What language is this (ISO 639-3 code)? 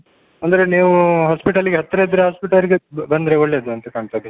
kan